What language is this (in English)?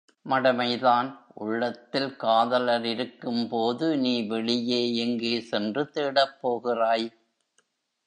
Tamil